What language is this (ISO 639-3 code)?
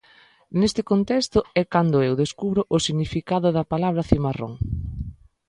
glg